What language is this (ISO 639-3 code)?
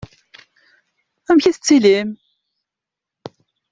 kab